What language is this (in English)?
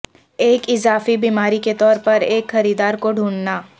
Urdu